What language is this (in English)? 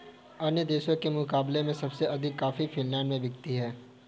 Hindi